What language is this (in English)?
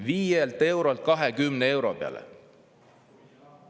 Estonian